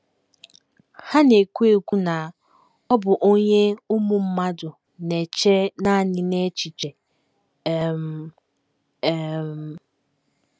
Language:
Igbo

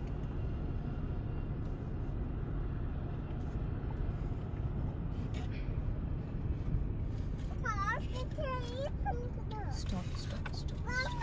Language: Tamil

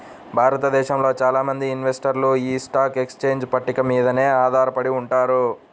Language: Telugu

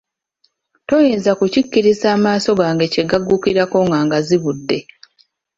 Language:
Ganda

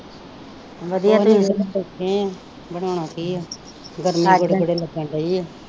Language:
Punjabi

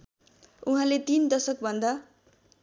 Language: Nepali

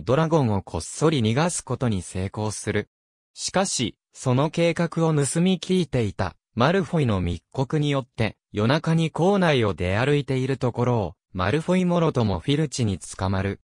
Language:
Japanese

